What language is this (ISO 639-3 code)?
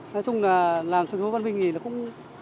vie